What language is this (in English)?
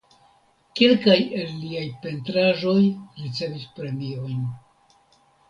Esperanto